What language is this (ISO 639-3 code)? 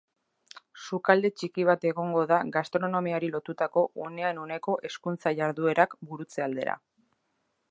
eus